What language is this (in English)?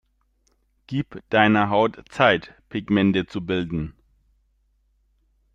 German